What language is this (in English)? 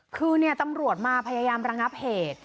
Thai